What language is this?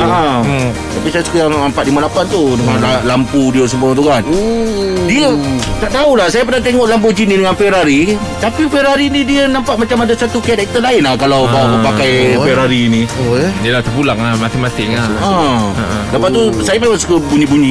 Malay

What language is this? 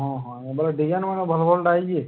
Odia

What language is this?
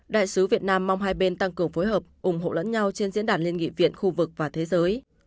Vietnamese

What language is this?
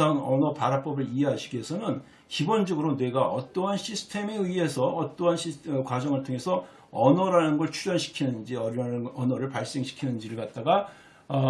Korean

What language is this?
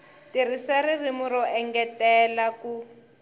Tsonga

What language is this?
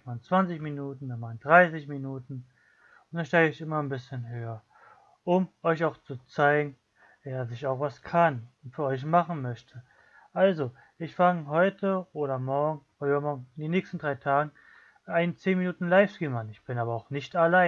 German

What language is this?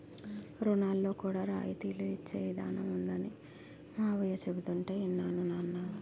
Telugu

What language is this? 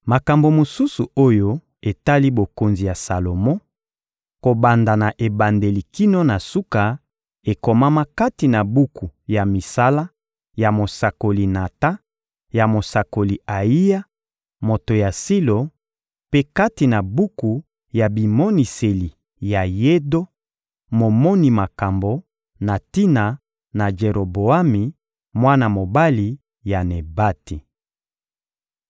Lingala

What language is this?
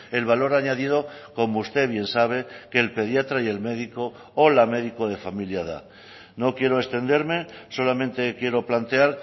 Spanish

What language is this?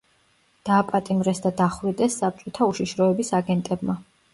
Georgian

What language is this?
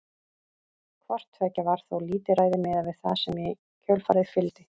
Icelandic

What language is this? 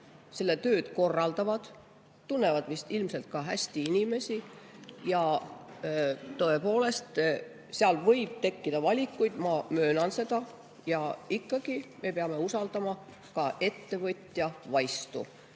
Estonian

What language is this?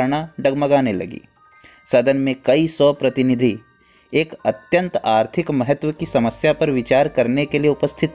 Hindi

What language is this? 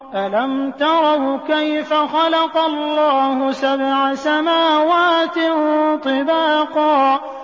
Arabic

